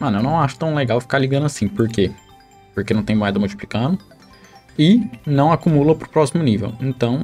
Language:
Portuguese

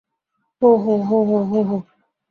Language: Bangla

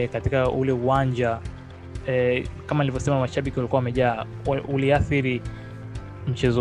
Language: Swahili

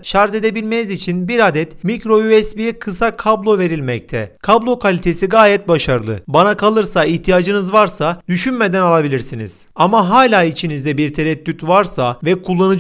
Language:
Turkish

